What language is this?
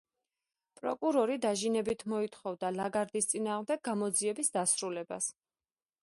Georgian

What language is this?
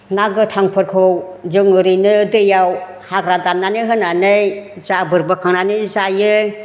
Bodo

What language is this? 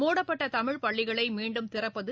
Tamil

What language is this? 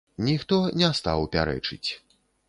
Belarusian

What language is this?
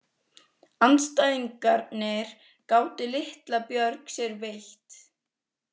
Icelandic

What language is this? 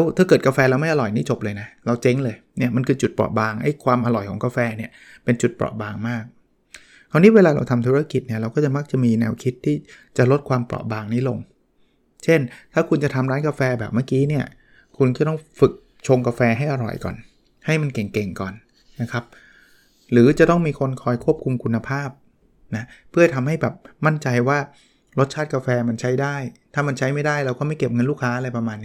Thai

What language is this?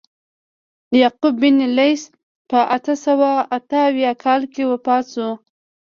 Pashto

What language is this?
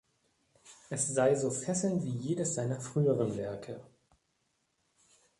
German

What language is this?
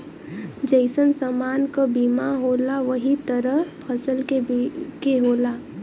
Bhojpuri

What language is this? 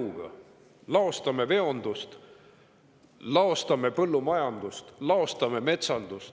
Estonian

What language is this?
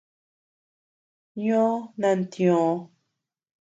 Tepeuxila Cuicatec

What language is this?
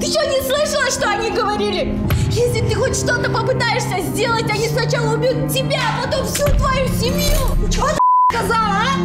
Russian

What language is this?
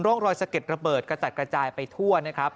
Thai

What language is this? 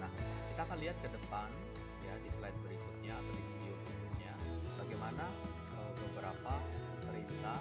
Indonesian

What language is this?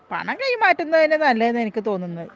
Malayalam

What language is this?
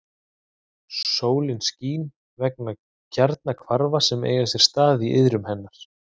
Icelandic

